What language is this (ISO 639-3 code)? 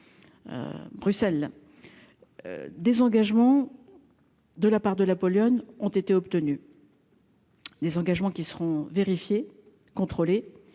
fra